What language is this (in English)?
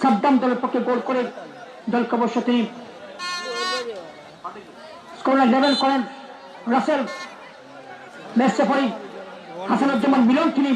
Bangla